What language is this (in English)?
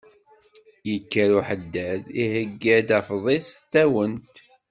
Kabyle